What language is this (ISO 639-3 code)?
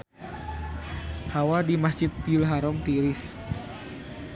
sun